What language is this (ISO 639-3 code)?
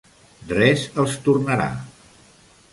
cat